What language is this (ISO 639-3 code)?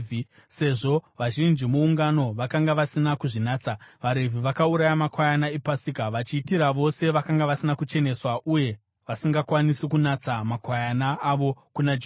sna